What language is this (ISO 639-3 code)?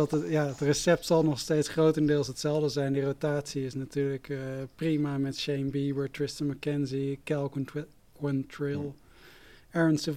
nld